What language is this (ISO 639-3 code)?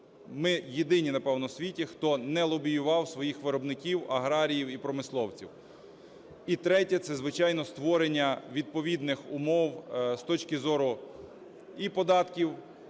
ukr